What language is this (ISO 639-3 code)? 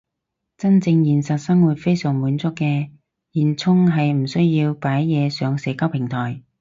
yue